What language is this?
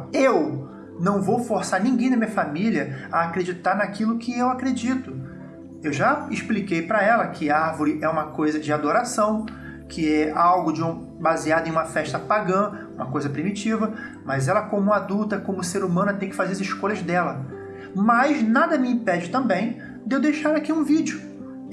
Portuguese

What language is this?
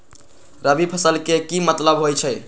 Magahi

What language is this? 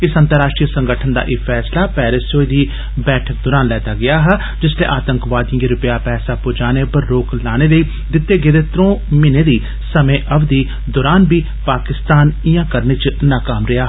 Dogri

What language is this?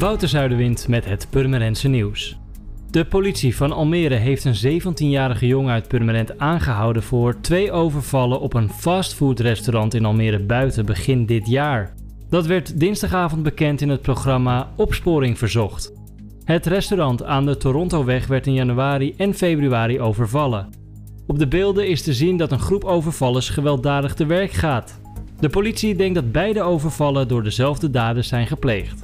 Dutch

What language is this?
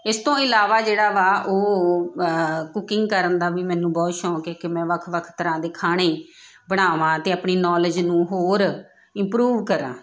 Punjabi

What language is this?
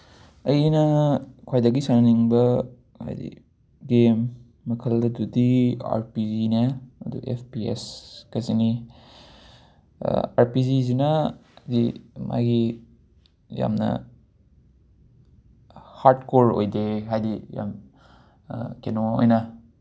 Manipuri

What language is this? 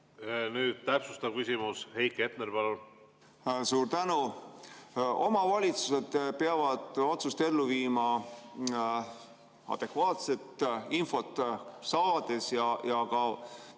Estonian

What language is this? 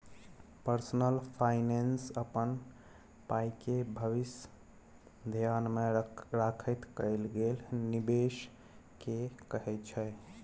Maithili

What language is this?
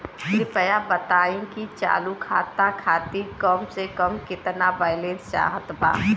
Bhojpuri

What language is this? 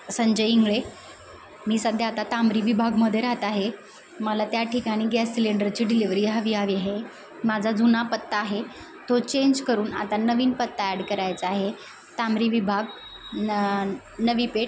Marathi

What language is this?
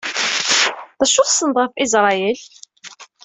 Kabyle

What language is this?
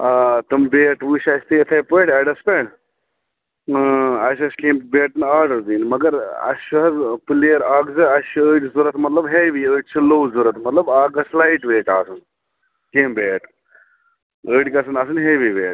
Kashmiri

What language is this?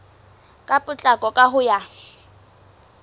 Southern Sotho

